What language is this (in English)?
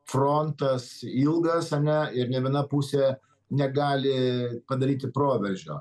Lithuanian